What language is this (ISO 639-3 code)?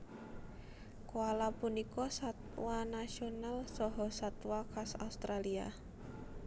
jav